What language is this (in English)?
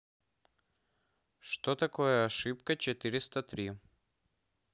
Russian